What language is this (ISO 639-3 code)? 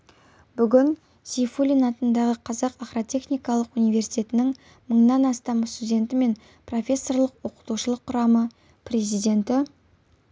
kaz